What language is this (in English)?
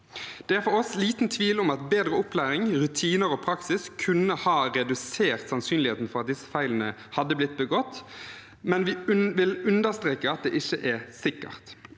Norwegian